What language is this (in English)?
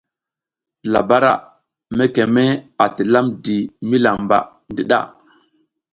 South Giziga